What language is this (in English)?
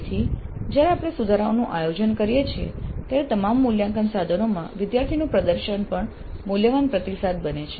Gujarati